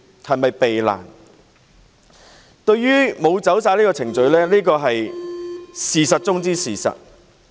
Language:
Cantonese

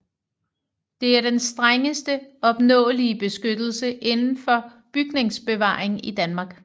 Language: Danish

